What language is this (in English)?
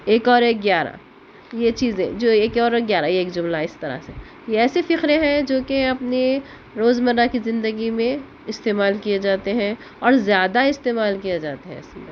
Urdu